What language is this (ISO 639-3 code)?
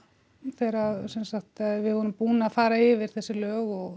isl